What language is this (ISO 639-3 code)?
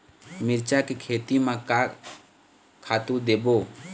hne